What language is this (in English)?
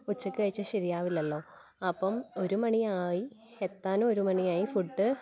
Malayalam